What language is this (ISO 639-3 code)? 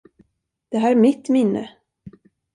swe